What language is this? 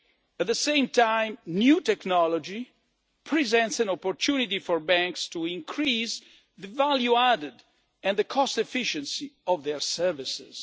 English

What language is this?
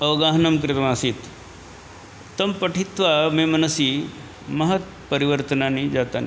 Sanskrit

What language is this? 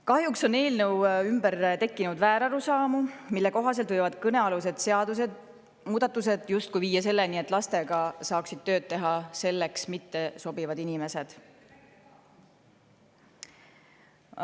Estonian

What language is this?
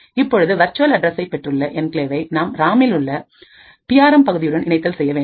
Tamil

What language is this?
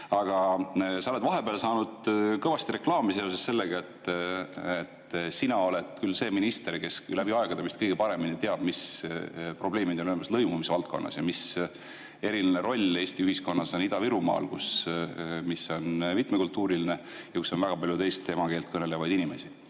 Estonian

